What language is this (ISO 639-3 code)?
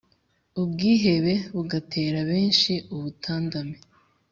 kin